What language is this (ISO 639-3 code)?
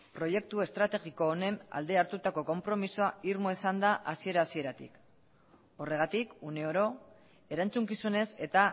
eus